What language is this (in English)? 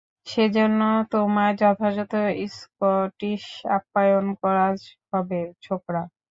Bangla